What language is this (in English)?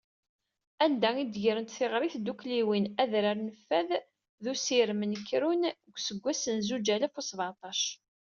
Kabyle